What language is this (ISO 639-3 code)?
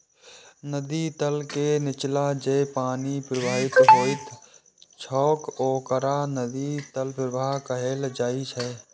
mai